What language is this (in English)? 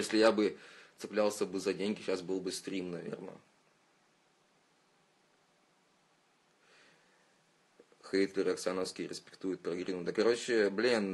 Russian